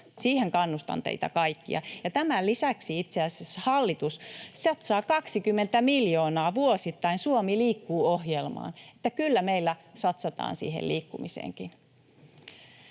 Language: Finnish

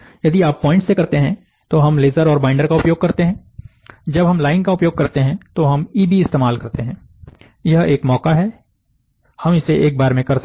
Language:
Hindi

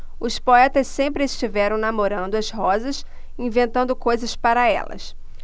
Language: Portuguese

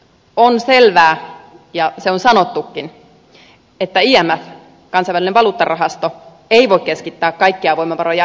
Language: Finnish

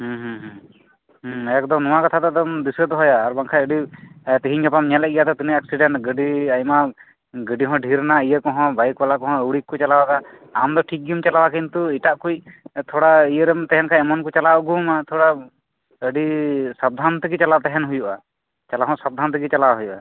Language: Santali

